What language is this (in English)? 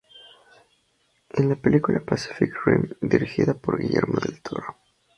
Spanish